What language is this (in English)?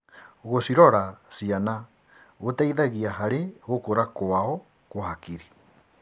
Kikuyu